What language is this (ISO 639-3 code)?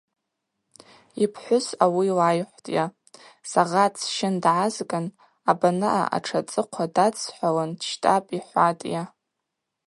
abq